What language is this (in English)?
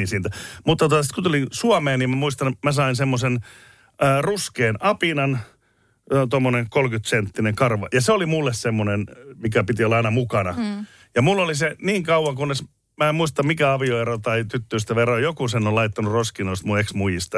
Finnish